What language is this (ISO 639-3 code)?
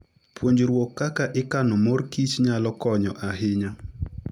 luo